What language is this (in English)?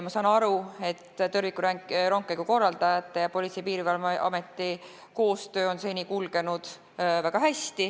Estonian